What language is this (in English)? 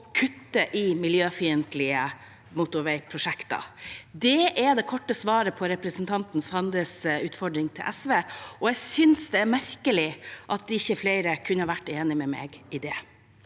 Norwegian